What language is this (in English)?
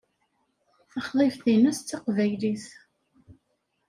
Kabyle